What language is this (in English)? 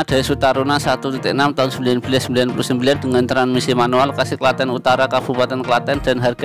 Indonesian